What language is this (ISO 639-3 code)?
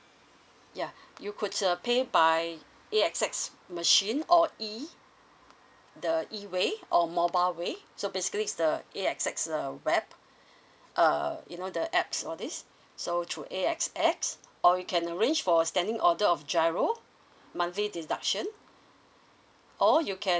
eng